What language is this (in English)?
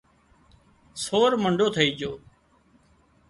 Wadiyara Koli